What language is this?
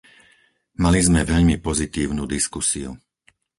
Slovak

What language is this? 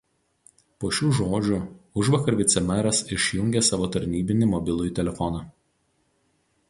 Lithuanian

